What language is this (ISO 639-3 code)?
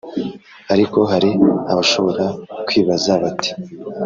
kin